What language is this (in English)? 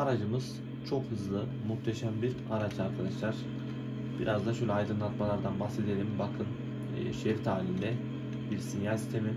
Turkish